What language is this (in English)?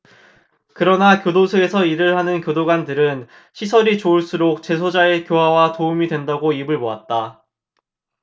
Korean